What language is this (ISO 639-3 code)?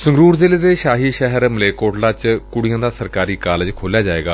pan